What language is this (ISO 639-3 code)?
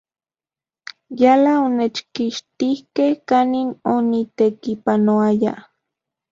ncx